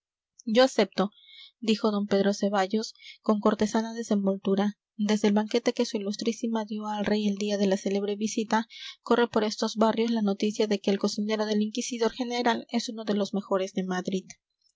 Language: Spanish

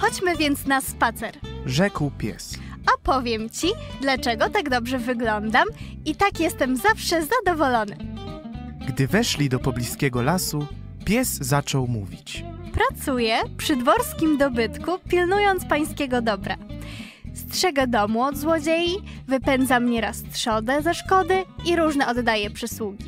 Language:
Polish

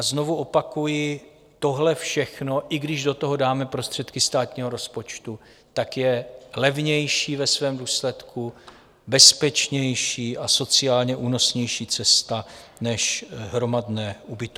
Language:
Czech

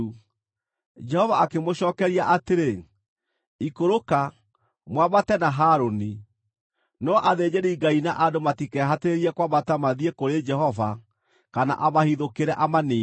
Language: Kikuyu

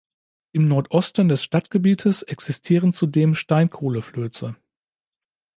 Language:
German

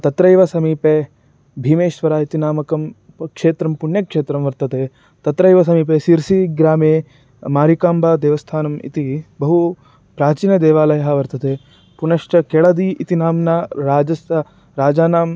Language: Sanskrit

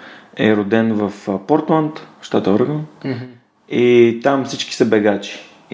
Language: Bulgarian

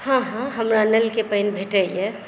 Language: Maithili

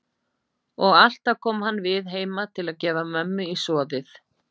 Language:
Icelandic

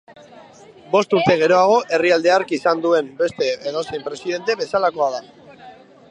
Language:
Basque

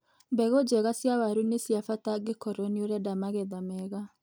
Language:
Kikuyu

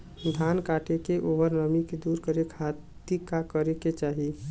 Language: Bhojpuri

